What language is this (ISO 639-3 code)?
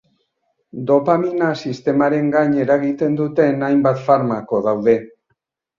eus